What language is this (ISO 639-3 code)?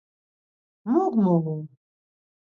lzz